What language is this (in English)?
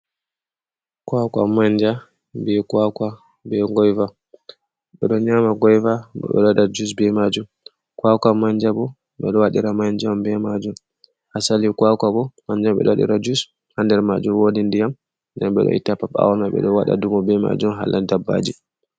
Fula